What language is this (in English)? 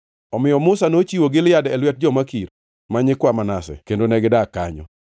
Luo (Kenya and Tanzania)